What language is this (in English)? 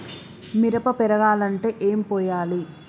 Telugu